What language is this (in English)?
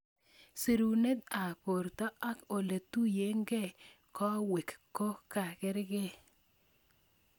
Kalenjin